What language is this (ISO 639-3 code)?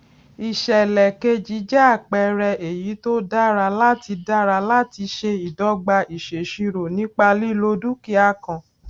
yor